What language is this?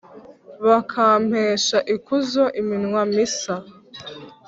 Kinyarwanda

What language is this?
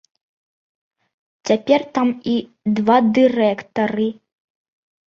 Belarusian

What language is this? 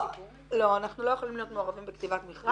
Hebrew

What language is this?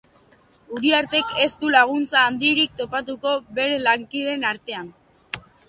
Basque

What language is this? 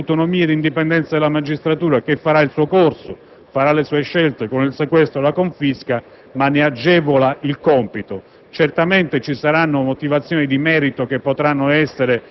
Italian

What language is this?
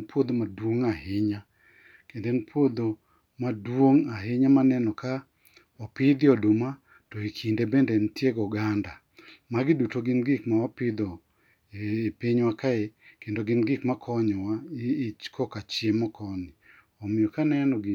Luo (Kenya and Tanzania)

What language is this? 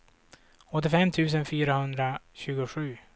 Swedish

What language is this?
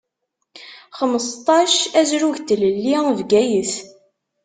Kabyle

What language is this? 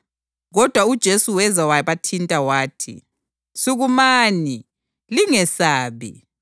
North Ndebele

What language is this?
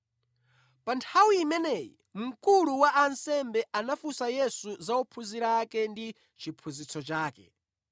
Nyanja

